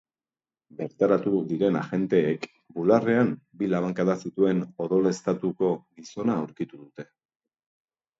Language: Basque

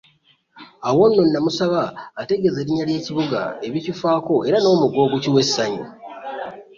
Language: Ganda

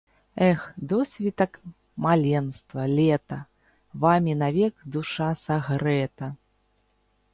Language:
Belarusian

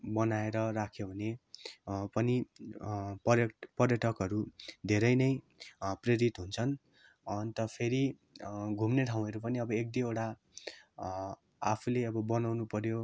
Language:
Nepali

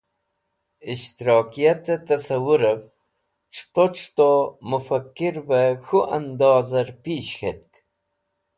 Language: Wakhi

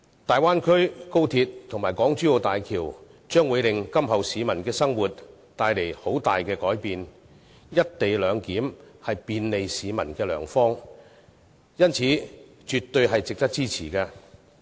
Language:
Cantonese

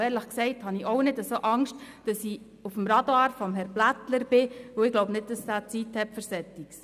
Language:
Swiss German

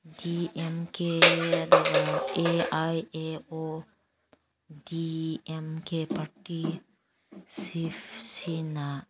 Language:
Manipuri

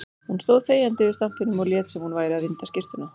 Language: Icelandic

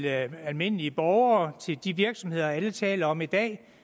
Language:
Danish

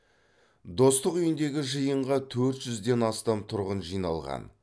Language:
Kazakh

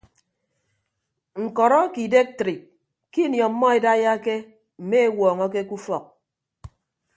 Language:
Ibibio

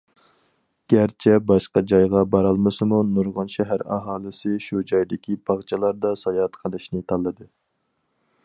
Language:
Uyghur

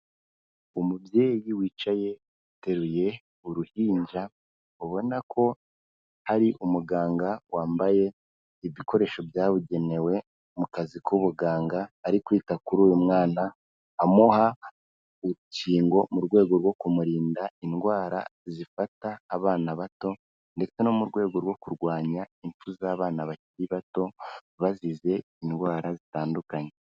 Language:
Kinyarwanda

